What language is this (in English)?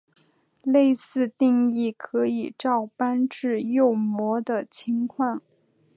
Chinese